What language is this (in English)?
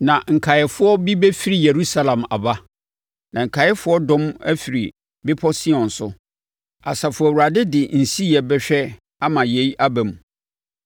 Akan